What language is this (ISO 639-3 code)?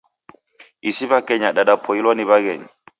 dav